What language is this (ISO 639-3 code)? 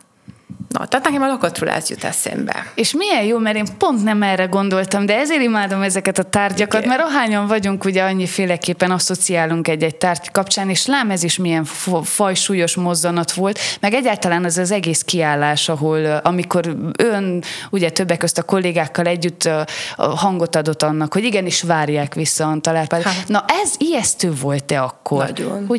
hun